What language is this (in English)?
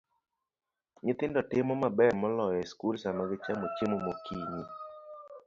Luo (Kenya and Tanzania)